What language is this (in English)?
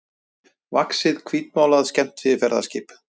Icelandic